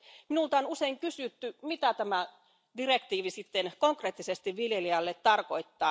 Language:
Finnish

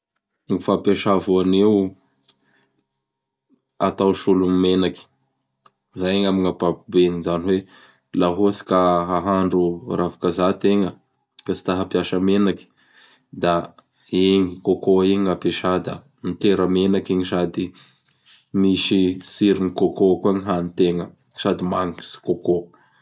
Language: Bara Malagasy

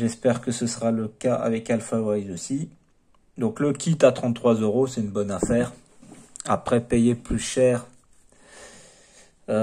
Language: French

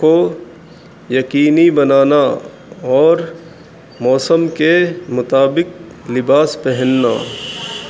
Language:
Urdu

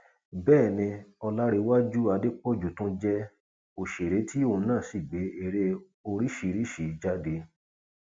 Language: Yoruba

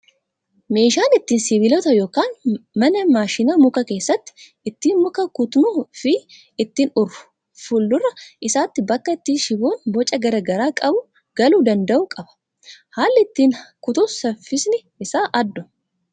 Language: Oromo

